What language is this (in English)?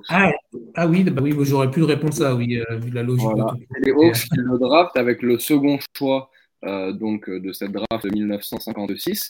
French